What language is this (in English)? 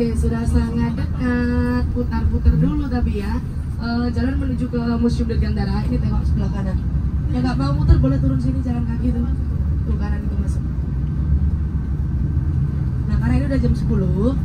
Indonesian